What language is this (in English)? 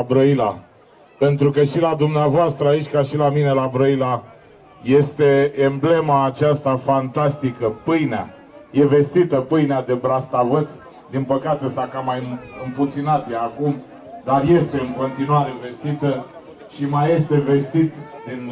Romanian